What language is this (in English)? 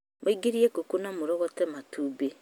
Kikuyu